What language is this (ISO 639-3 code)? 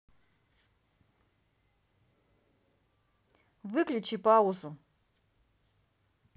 rus